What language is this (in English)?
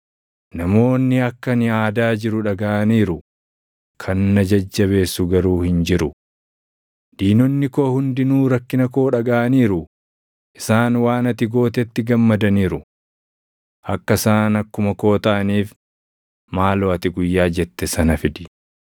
Oromo